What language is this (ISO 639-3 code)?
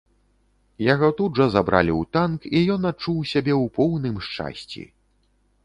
bel